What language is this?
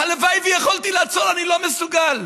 Hebrew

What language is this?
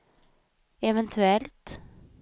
Swedish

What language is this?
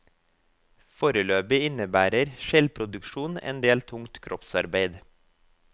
Norwegian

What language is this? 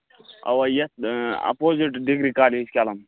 Kashmiri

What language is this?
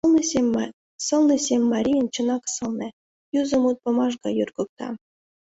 Mari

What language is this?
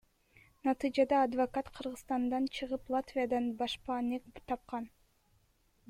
Kyrgyz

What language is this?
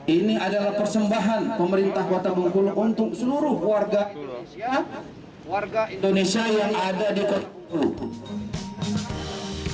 Indonesian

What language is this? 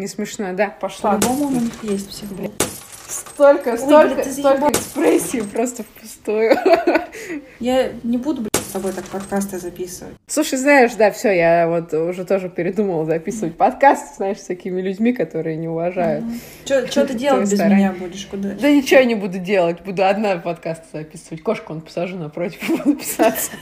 Russian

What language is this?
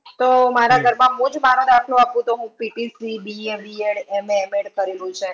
Gujarati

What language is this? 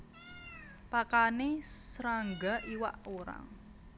Javanese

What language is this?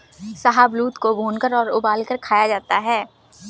Hindi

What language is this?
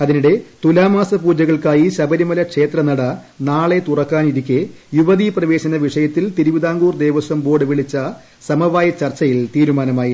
Malayalam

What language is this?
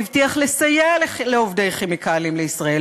Hebrew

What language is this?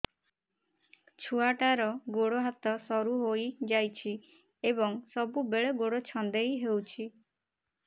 Odia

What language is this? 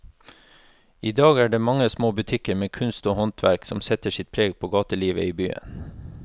Norwegian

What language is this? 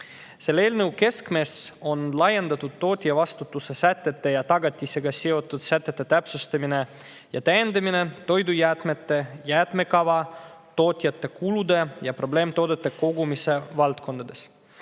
Estonian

